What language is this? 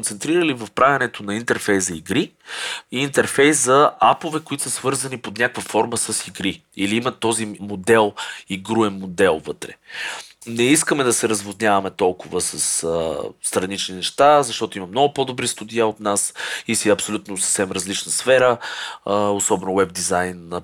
Bulgarian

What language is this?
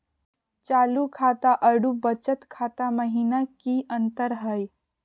Magahi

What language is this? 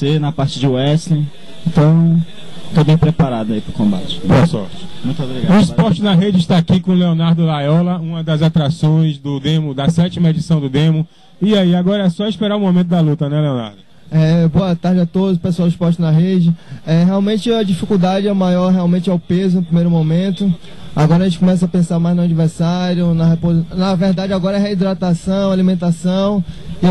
Portuguese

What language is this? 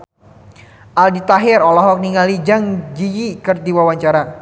Sundanese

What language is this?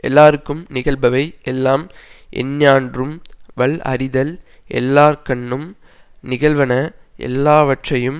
Tamil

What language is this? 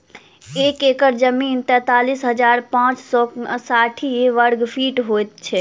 Maithili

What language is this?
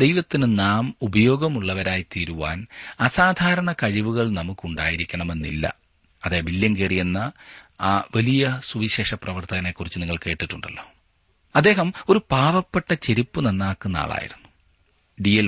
Malayalam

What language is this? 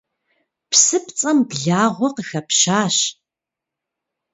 Kabardian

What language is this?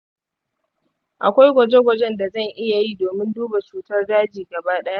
Hausa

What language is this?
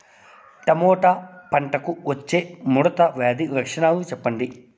Telugu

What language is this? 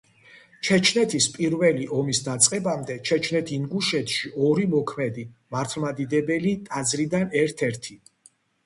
Georgian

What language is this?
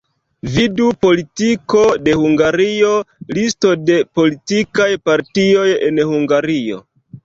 Esperanto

